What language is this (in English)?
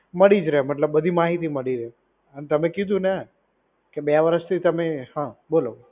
Gujarati